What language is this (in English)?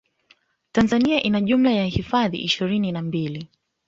Swahili